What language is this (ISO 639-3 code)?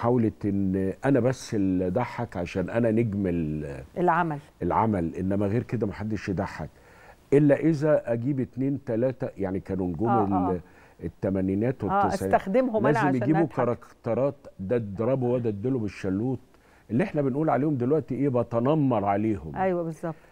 ara